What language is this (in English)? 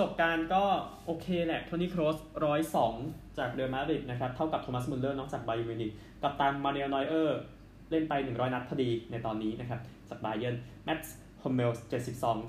Thai